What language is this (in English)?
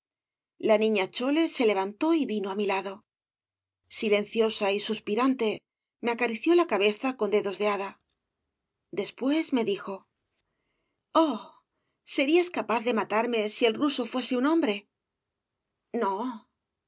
Spanish